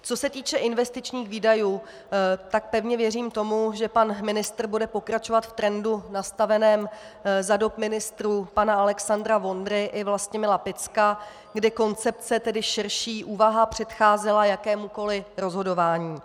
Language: Czech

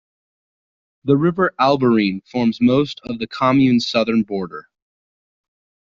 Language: English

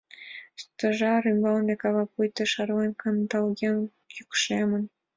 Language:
Mari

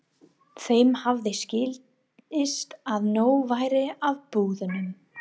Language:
Icelandic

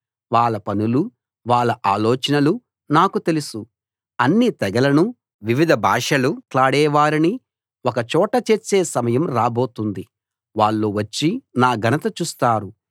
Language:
Telugu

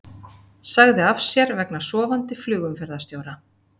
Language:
Icelandic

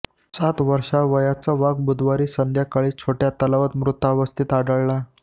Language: Marathi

